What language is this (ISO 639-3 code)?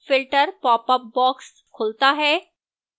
hin